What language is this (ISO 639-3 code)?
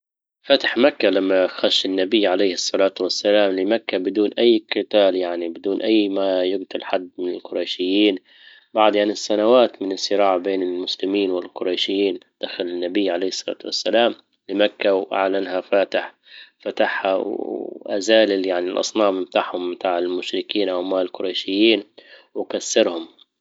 ayl